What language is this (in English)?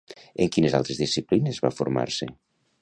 Catalan